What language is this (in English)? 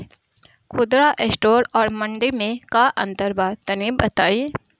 Bhojpuri